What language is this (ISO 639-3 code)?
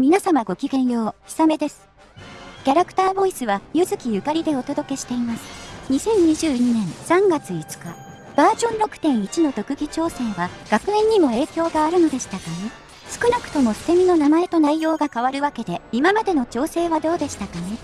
jpn